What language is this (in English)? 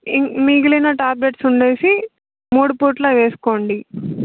Telugu